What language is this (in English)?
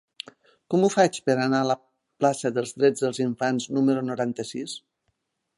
Catalan